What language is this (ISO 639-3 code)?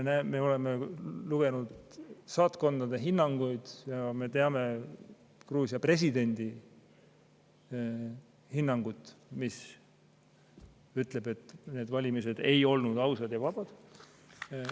est